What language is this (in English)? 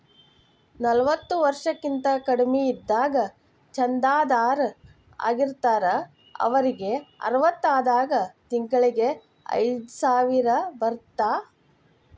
Kannada